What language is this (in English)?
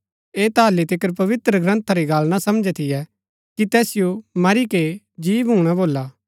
Gaddi